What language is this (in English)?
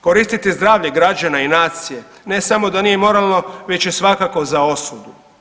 Croatian